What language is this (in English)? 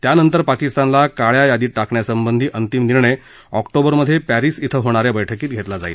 Marathi